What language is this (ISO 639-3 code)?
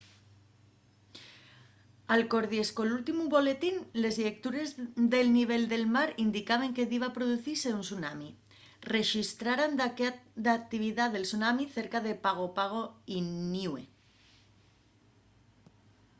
ast